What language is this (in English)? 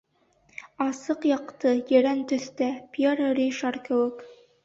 Bashkir